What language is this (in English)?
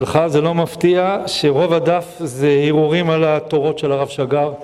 Hebrew